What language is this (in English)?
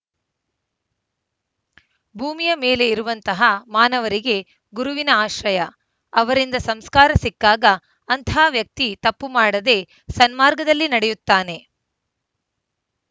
Kannada